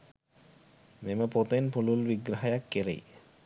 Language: Sinhala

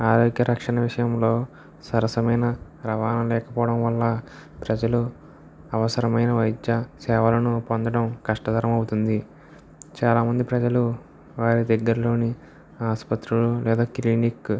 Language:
Telugu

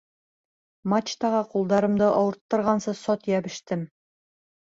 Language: Bashkir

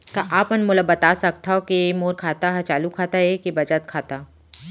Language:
Chhattisgarhi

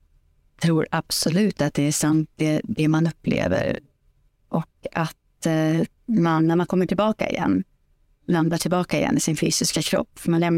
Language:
Swedish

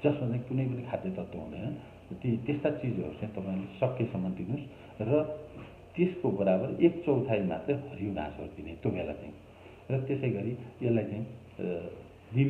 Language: Indonesian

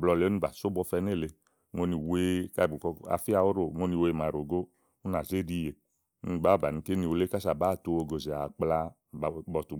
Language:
Igo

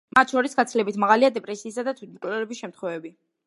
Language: Georgian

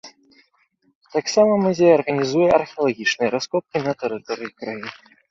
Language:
Belarusian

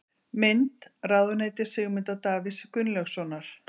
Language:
Icelandic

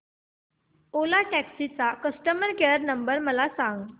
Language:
Marathi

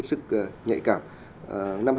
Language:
Vietnamese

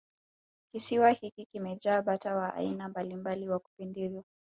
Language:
Swahili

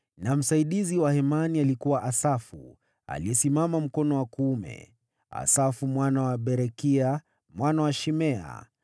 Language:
Swahili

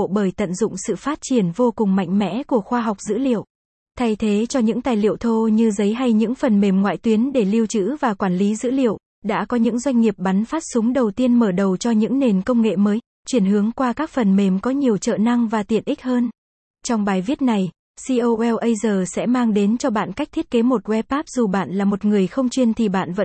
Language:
Vietnamese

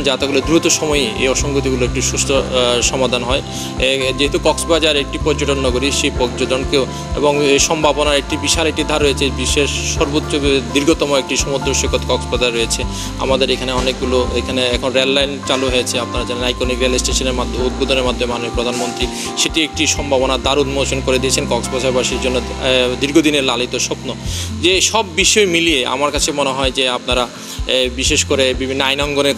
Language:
Bangla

